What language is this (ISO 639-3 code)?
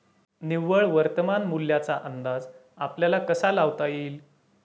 mar